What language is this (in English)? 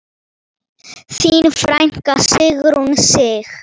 Icelandic